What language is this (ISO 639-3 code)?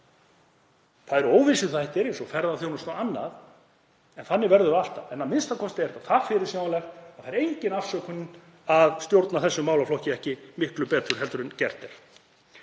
isl